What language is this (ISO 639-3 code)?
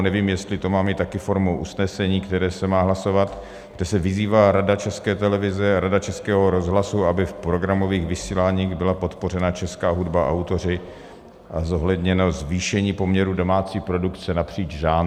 ces